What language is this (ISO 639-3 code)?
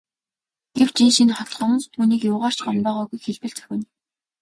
mon